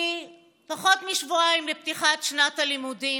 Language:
Hebrew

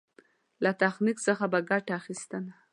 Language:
Pashto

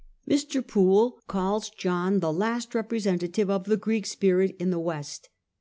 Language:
English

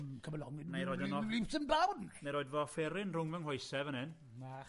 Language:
Welsh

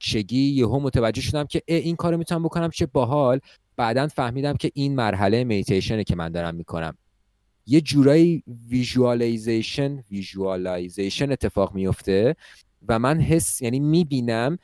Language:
Persian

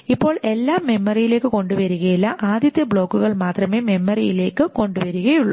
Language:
Malayalam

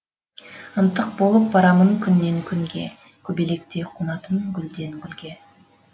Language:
Kazakh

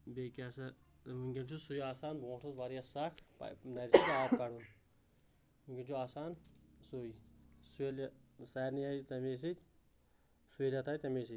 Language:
Kashmiri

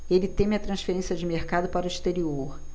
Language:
Portuguese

